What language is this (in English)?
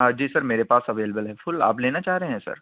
Urdu